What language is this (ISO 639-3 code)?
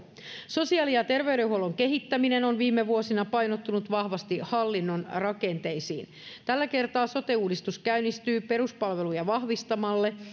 fin